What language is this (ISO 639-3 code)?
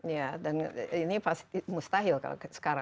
ind